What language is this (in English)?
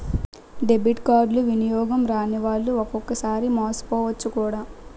Telugu